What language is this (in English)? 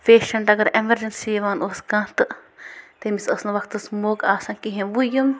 Kashmiri